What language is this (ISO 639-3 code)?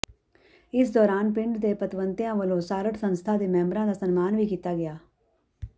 pan